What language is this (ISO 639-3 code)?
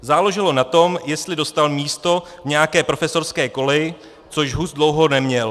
ces